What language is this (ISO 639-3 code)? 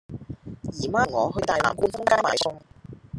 yue